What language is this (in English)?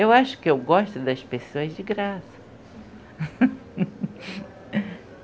Portuguese